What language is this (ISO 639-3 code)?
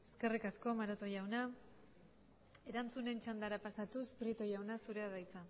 eus